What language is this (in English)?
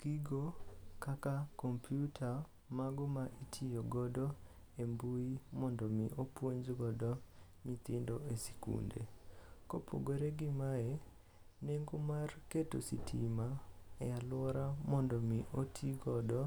Luo (Kenya and Tanzania)